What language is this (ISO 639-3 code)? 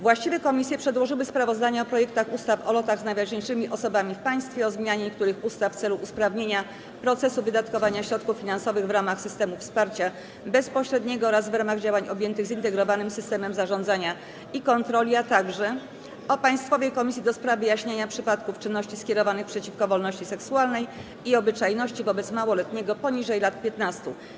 pol